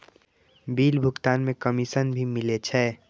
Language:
Maithili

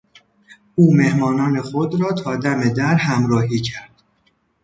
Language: Persian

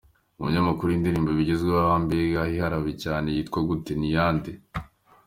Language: Kinyarwanda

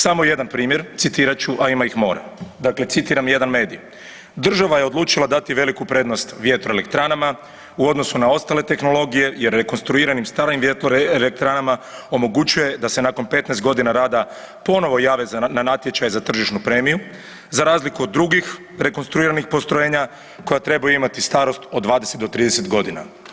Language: Croatian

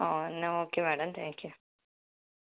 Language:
Malayalam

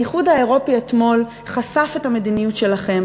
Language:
Hebrew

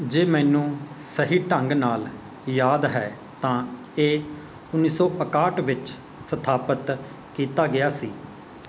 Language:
Punjabi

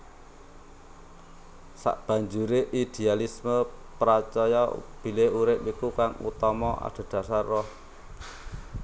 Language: Javanese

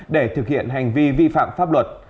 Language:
Vietnamese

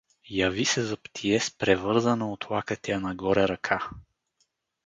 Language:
Bulgarian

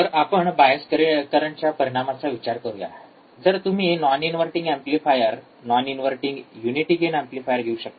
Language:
Marathi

